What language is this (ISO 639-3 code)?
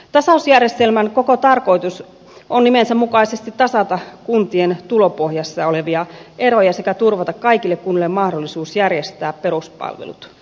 fin